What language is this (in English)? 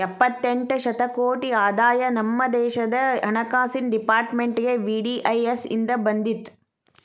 Kannada